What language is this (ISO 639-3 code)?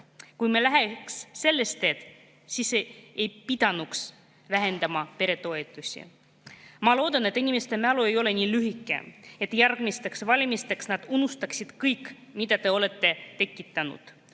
est